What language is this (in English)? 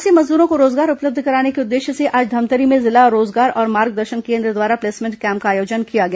Hindi